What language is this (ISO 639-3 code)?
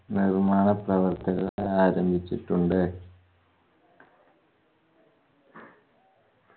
mal